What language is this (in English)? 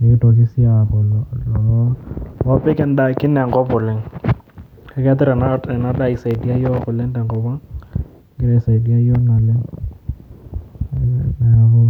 Masai